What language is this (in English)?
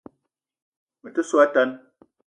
Eton (Cameroon)